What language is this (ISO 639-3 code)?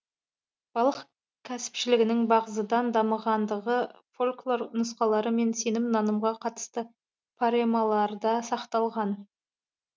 kaz